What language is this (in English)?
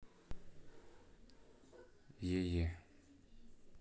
Russian